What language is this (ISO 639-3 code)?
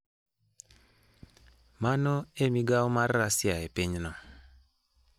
luo